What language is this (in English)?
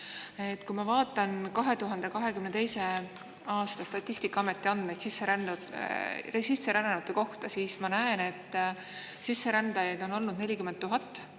Estonian